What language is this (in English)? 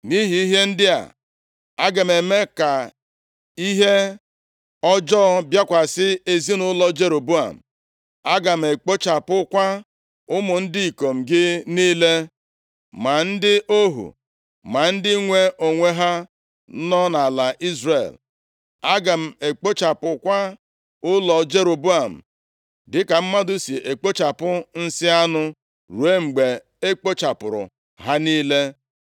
Igbo